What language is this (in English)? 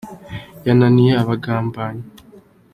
Kinyarwanda